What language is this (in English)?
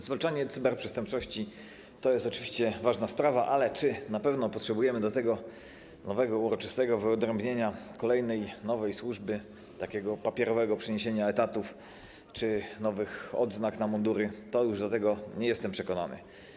Polish